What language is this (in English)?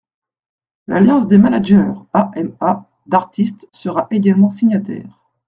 French